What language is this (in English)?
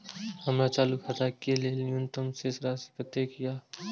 Maithili